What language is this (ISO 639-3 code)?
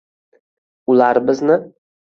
uzb